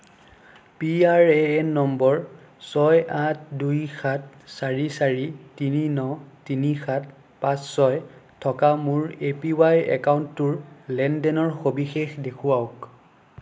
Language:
Assamese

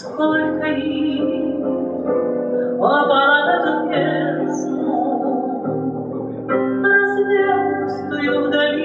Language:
Spanish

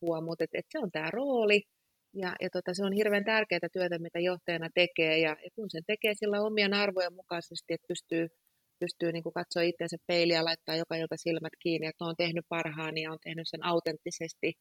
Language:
Finnish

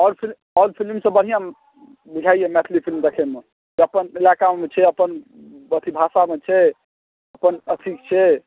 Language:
Maithili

